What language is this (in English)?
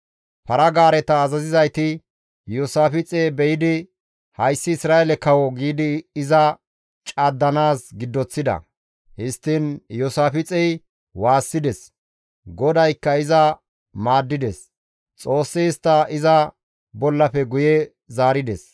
Gamo